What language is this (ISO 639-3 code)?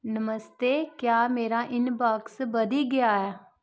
doi